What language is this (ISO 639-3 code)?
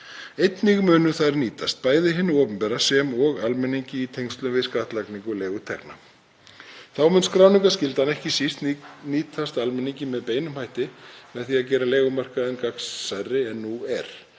isl